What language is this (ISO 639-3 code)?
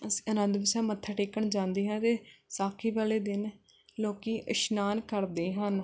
pan